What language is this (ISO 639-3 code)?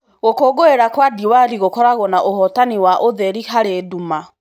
kik